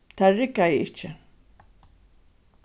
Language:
Faroese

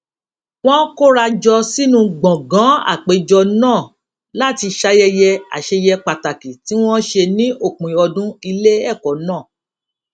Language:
Yoruba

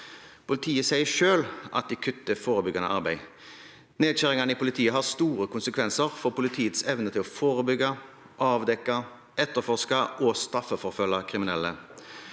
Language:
Norwegian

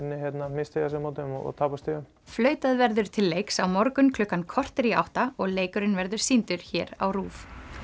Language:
Icelandic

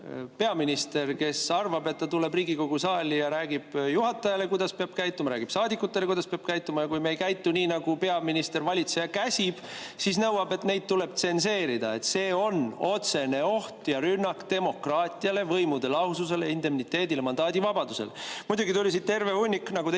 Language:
Estonian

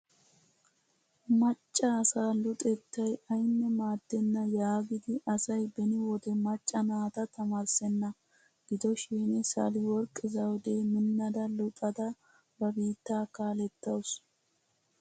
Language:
Wolaytta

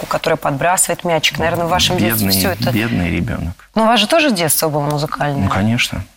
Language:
Russian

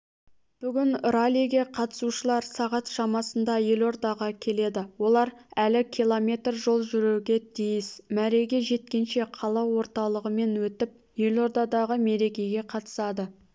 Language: Kazakh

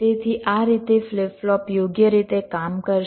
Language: Gujarati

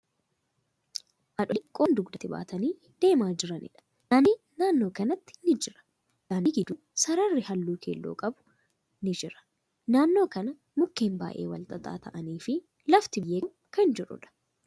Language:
Oromo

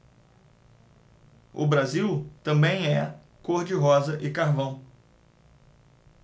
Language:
Portuguese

